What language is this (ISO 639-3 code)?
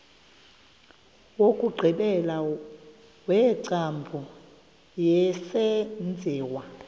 xho